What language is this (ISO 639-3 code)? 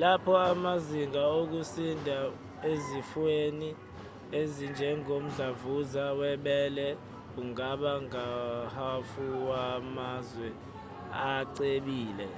zul